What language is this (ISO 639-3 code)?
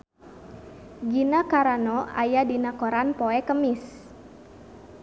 sun